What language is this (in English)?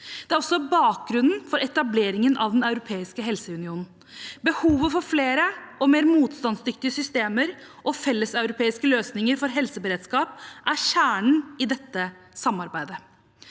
Norwegian